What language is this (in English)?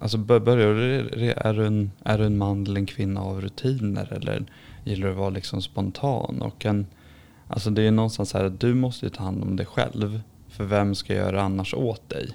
Swedish